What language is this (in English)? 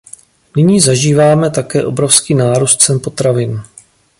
Czech